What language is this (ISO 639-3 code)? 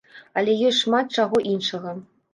bel